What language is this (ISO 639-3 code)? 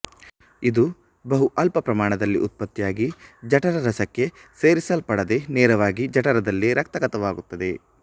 kan